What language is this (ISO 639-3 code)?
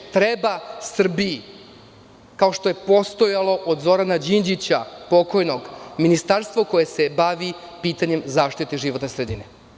srp